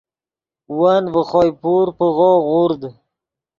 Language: Yidgha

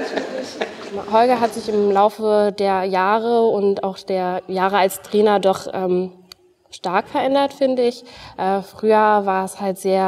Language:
German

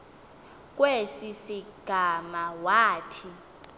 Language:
Xhosa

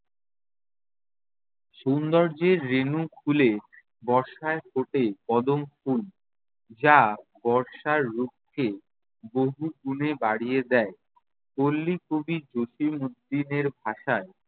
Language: Bangla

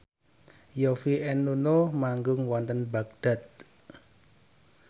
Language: Javanese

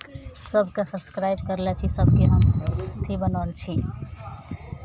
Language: Maithili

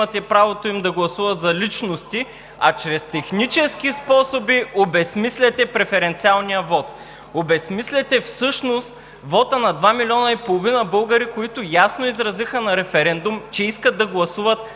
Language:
Bulgarian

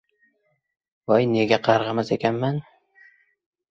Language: Uzbek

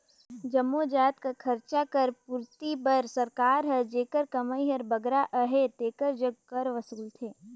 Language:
Chhattisgarhi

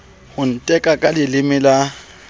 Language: Southern Sotho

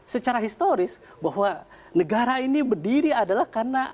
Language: Indonesian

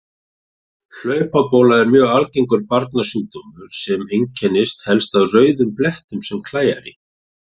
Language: Icelandic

